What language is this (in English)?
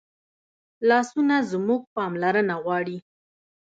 Pashto